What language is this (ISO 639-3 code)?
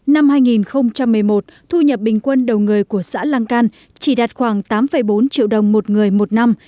vie